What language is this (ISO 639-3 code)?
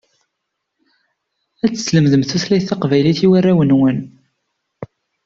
kab